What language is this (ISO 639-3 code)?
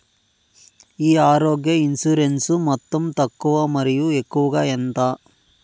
tel